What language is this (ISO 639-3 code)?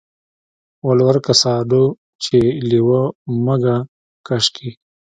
pus